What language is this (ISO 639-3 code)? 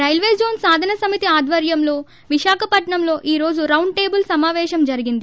tel